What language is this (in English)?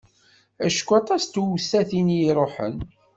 Kabyle